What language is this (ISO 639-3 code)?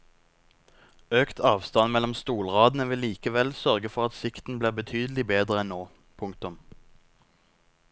nor